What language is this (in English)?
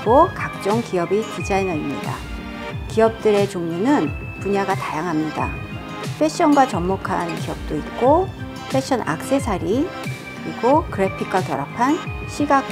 Korean